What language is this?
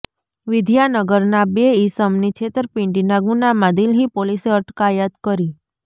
Gujarati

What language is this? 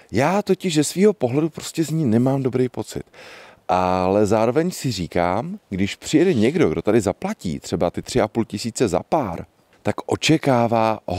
Czech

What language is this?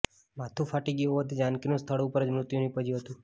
Gujarati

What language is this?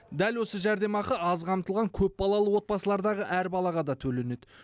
Kazakh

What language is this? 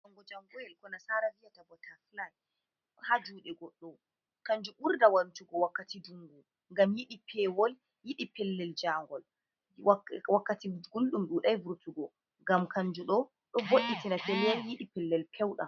Fula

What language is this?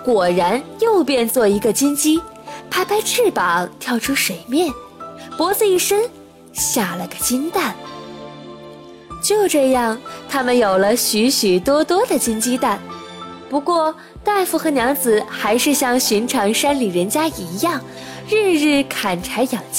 Chinese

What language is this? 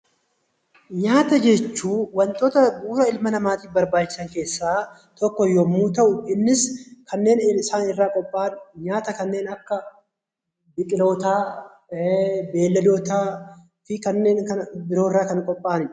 Oromo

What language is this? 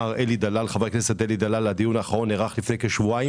Hebrew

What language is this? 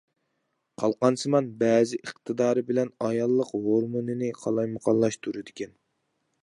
Uyghur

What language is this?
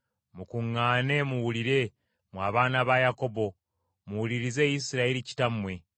Ganda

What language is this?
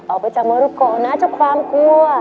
Thai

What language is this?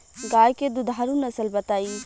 Bhojpuri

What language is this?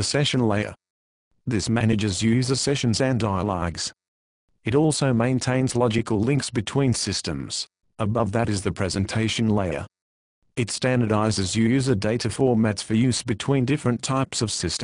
English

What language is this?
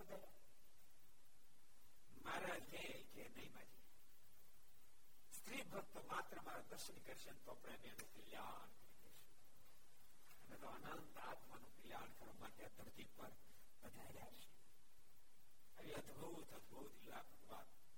Gujarati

